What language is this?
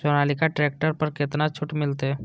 Maithili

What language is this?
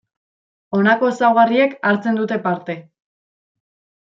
Basque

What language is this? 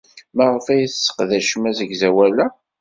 Kabyle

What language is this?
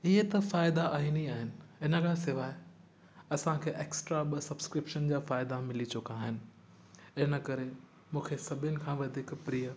Sindhi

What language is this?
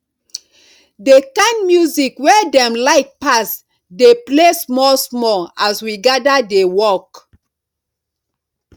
Nigerian Pidgin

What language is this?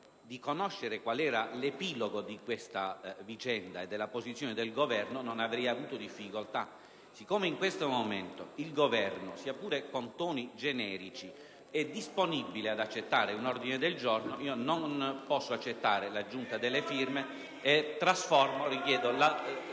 Italian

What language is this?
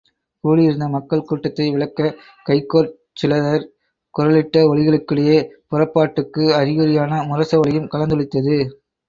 Tamil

